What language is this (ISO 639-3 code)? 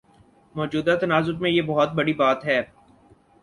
urd